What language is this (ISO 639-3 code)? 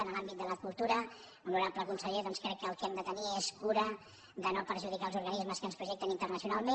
cat